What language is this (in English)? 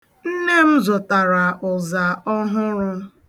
Igbo